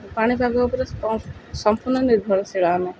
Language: Odia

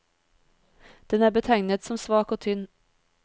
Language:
Norwegian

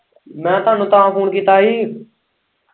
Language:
Punjabi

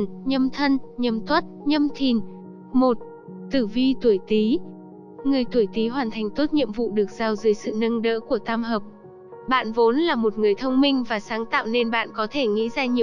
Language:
Vietnamese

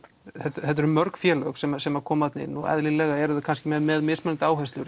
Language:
Icelandic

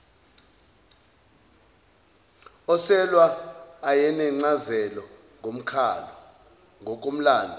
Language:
Zulu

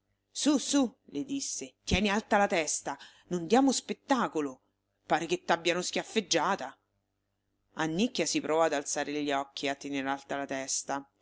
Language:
Italian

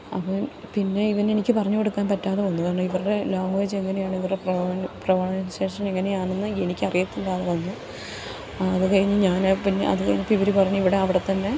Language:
Malayalam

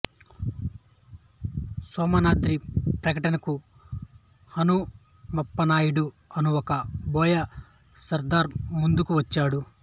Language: Telugu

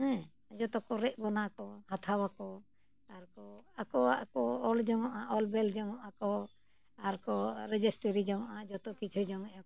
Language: Santali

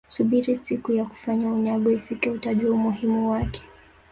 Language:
Swahili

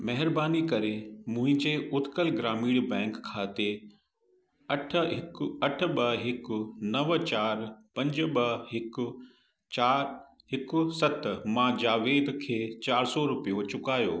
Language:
Sindhi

